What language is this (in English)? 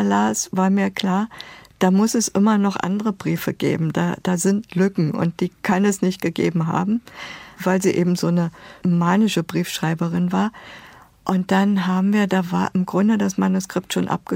German